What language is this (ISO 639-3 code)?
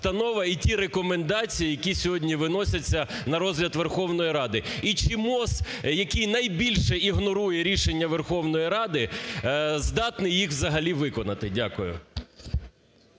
ukr